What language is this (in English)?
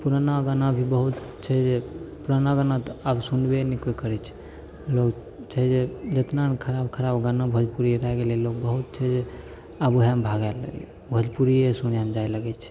Maithili